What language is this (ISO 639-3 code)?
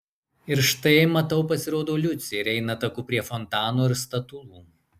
lit